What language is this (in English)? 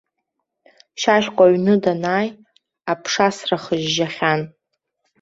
Abkhazian